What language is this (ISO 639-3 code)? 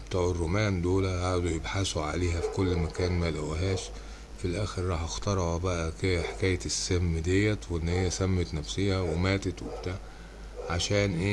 ara